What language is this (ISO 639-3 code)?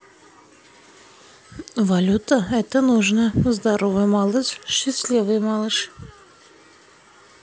rus